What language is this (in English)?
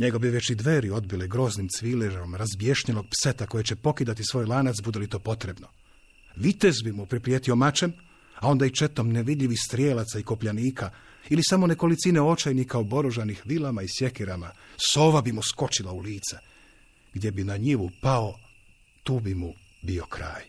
Croatian